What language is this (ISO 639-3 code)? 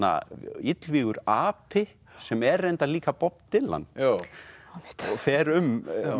isl